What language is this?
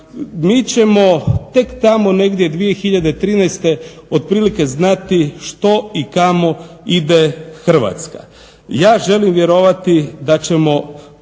Croatian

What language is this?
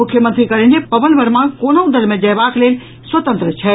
Maithili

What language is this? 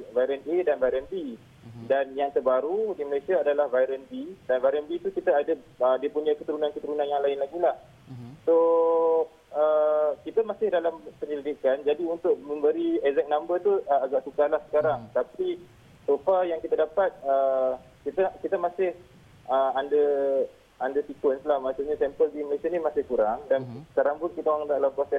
Malay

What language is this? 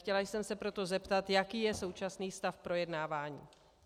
Czech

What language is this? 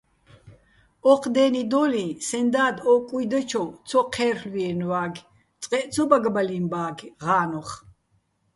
Bats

